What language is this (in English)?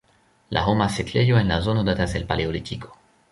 Esperanto